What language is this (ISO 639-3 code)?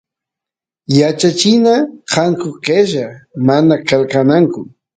qus